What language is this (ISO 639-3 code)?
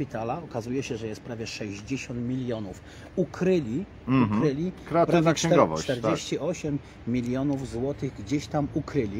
pol